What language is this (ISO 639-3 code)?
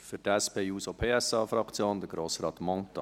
gsw